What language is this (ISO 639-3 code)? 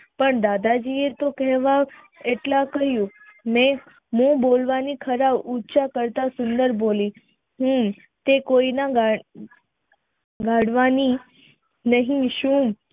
guj